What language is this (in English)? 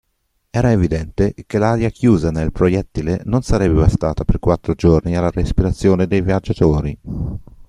Italian